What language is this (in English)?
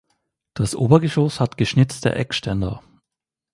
German